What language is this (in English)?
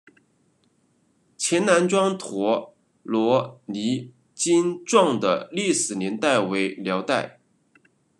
Chinese